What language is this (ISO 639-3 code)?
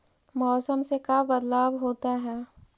mag